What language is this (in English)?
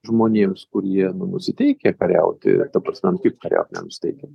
Lithuanian